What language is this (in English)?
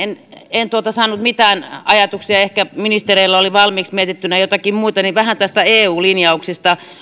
Finnish